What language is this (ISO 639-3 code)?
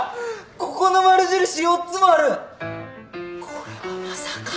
jpn